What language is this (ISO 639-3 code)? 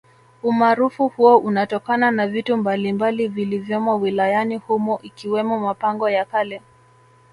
swa